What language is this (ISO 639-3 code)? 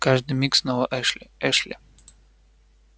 rus